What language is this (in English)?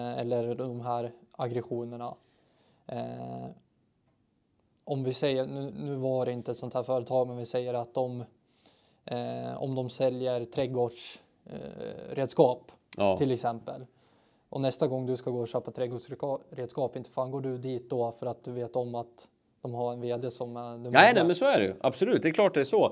Swedish